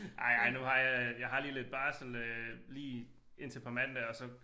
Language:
Danish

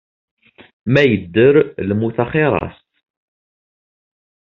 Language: Kabyle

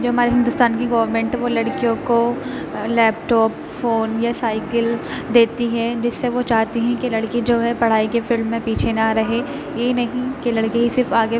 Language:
Urdu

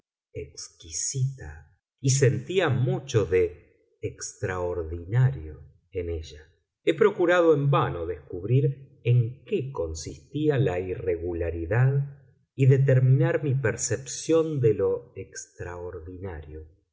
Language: Spanish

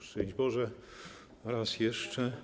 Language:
Polish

